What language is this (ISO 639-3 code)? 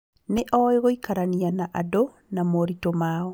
kik